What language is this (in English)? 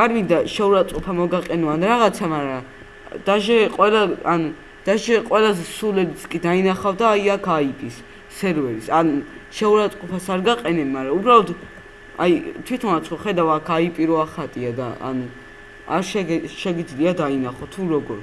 Georgian